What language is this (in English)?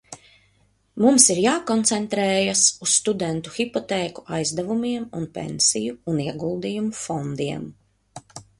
Latvian